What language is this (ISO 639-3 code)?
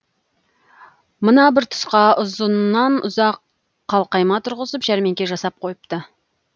kaz